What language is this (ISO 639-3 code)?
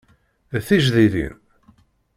kab